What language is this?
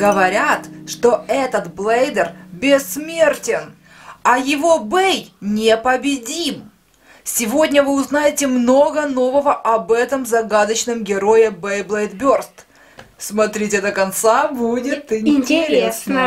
Russian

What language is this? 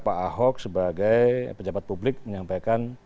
Indonesian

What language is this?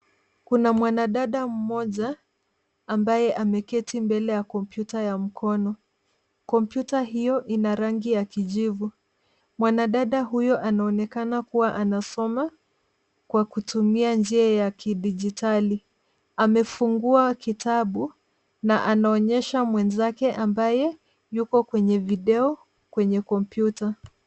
Swahili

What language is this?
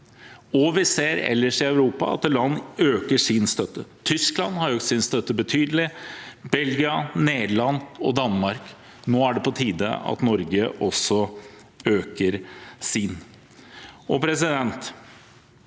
Norwegian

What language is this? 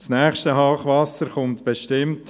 Swiss German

